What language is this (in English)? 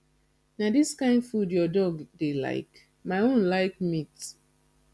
Nigerian Pidgin